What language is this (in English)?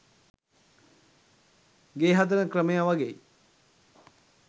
Sinhala